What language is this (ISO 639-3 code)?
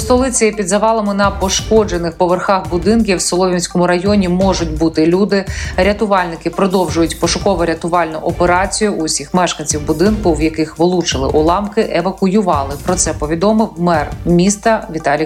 ukr